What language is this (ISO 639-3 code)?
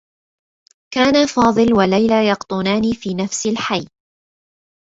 ara